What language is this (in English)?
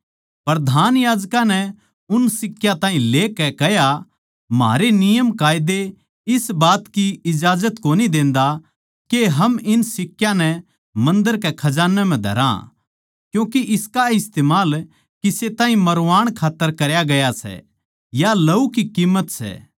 Haryanvi